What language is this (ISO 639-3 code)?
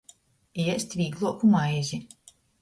ltg